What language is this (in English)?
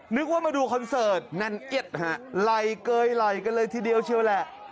Thai